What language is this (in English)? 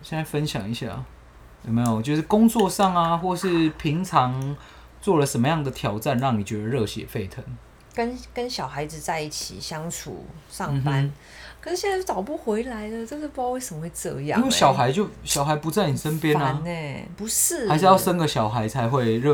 Chinese